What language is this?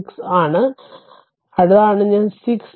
Malayalam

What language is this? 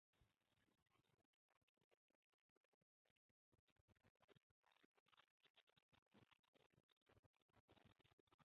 Bangla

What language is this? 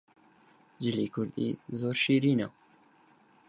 Central Kurdish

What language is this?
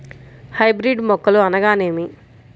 Telugu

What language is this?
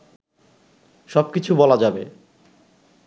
Bangla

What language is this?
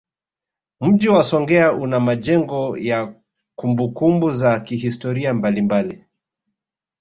Swahili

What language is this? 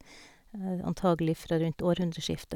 Norwegian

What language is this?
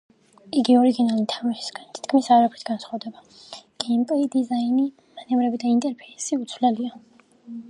Georgian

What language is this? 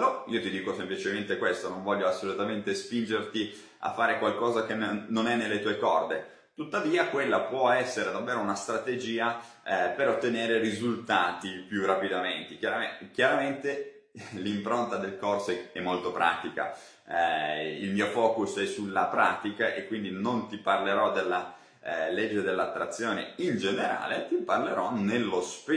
Italian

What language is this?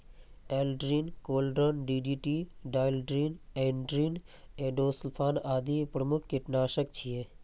Maithili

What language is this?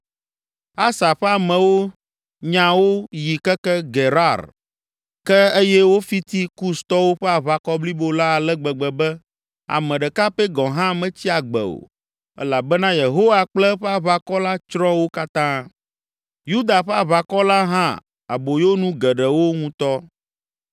Ewe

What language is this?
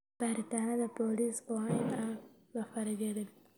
Somali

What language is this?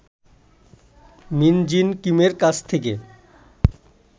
Bangla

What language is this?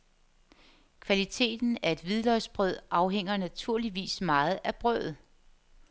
Danish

